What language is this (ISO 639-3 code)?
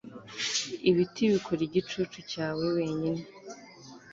kin